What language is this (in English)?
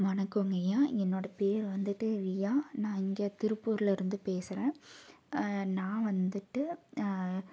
Tamil